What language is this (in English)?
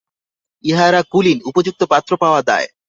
Bangla